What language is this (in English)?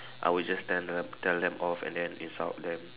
English